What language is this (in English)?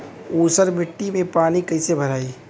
Bhojpuri